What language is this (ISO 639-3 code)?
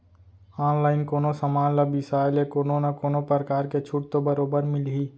hne